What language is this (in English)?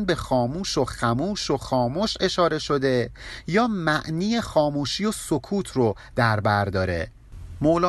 Persian